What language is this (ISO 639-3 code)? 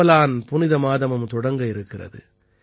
tam